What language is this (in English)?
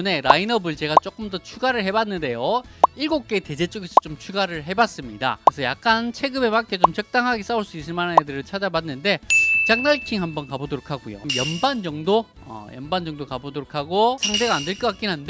Korean